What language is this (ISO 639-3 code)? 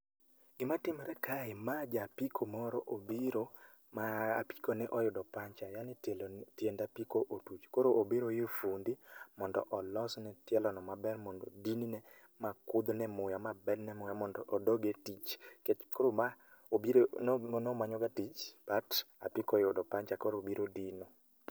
luo